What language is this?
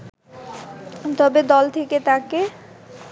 Bangla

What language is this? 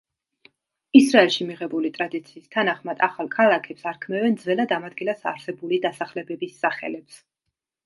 Georgian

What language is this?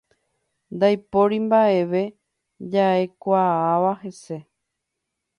Guarani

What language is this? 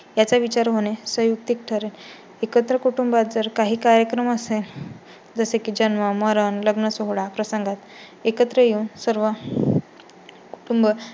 Marathi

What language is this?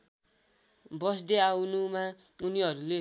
Nepali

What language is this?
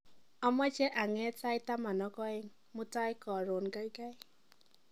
Kalenjin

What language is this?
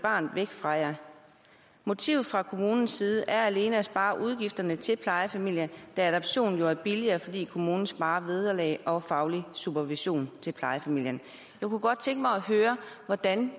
Danish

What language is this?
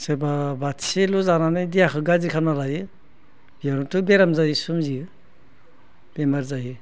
Bodo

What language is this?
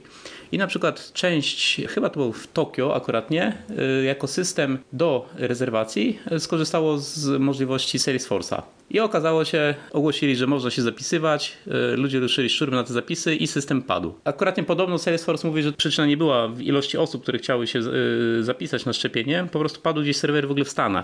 Polish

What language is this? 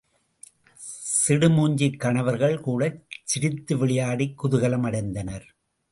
Tamil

